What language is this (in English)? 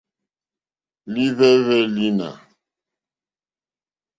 Mokpwe